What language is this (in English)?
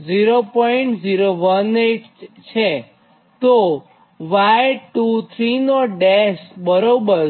Gujarati